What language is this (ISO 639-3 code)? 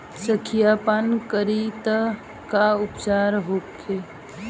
bho